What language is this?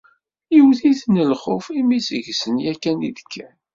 Kabyle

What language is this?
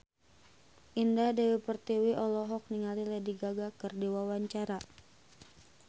Sundanese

